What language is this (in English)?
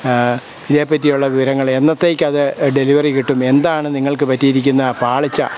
Malayalam